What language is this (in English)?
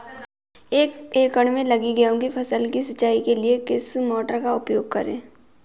Hindi